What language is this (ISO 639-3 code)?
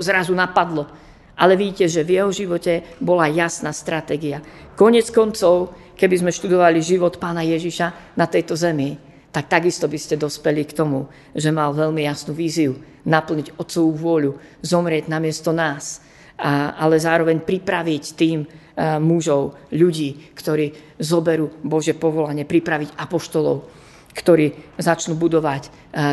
slk